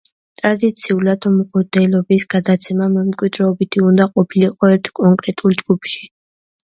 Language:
Georgian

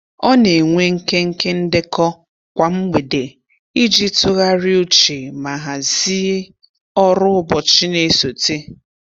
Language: Igbo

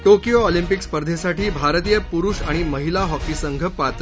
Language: Marathi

